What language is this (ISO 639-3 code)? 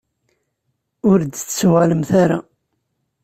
kab